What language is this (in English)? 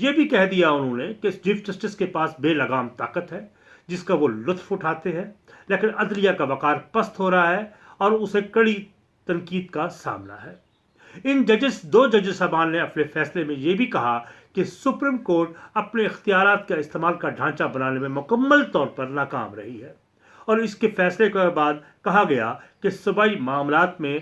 Urdu